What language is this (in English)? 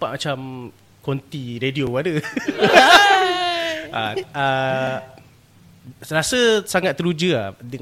Malay